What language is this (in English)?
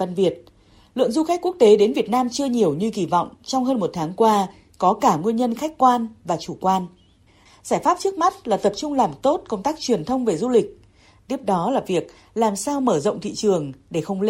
Vietnamese